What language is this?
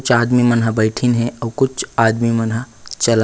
Chhattisgarhi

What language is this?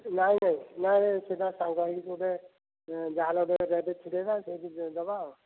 Odia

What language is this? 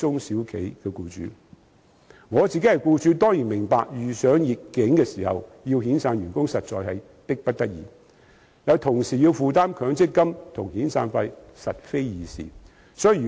Cantonese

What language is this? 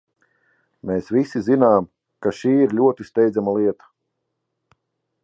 Latvian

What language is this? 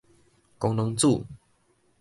Min Nan Chinese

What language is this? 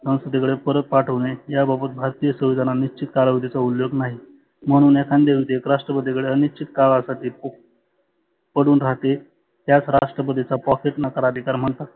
Marathi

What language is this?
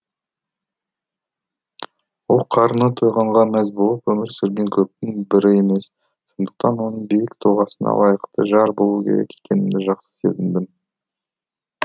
Kazakh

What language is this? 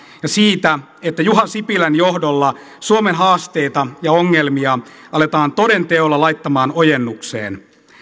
Finnish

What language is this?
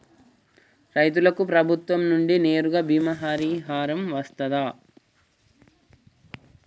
Telugu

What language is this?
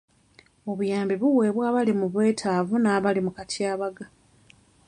Ganda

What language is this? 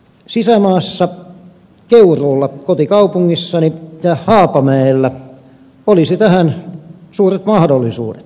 Finnish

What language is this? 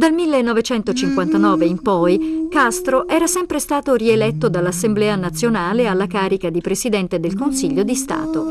Italian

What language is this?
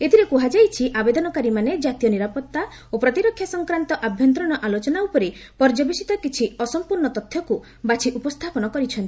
Odia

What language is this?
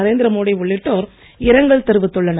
Tamil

